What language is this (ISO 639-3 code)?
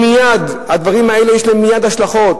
heb